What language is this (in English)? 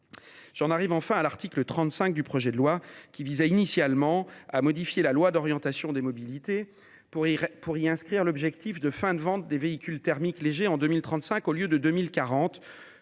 French